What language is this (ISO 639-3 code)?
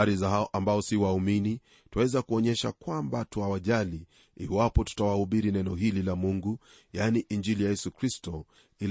swa